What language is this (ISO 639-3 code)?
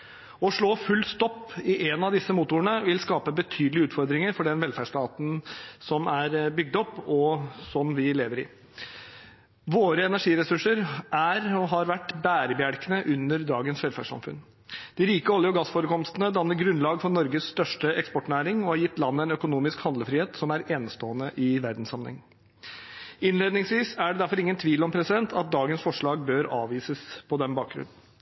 nob